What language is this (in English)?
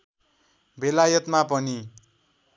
Nepali